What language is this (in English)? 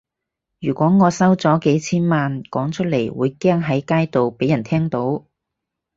Cantonese